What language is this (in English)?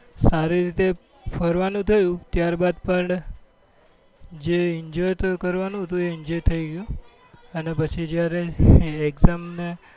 Gujarati